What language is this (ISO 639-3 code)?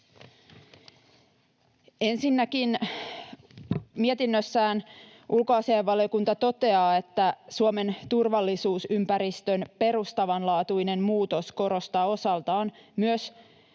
fin